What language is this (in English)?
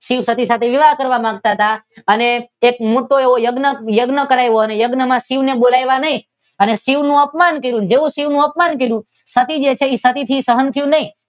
Gujarati